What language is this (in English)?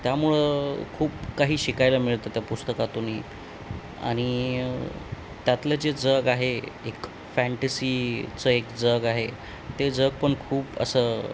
Marathi